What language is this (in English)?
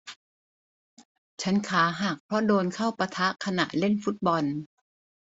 Thai